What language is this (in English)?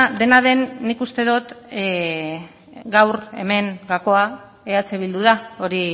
Basque